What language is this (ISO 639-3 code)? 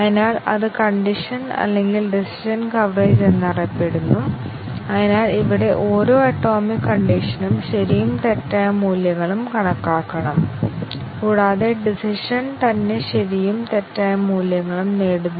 mal